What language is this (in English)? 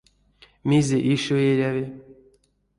Erzya